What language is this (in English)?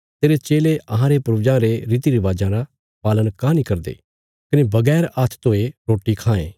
Bilaspuri